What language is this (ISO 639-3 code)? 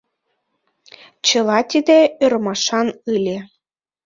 chm